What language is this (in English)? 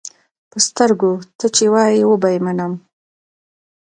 Pashto